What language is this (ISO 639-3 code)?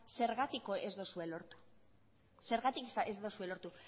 eus